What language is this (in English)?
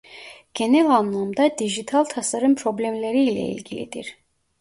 Turkish